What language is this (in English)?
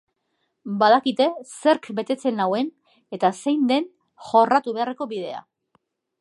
Basque